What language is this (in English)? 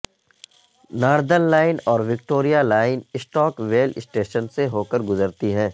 Urdu